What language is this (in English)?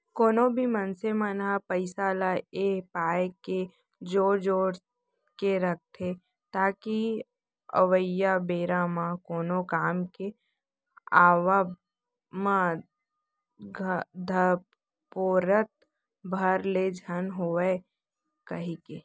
Chhattisgarhi